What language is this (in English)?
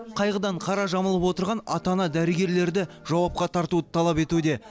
Kazakh